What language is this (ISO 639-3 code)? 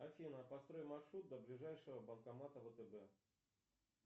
rus